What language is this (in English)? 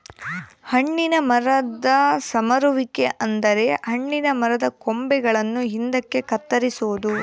Kannada